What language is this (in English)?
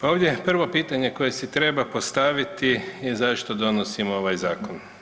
Croatian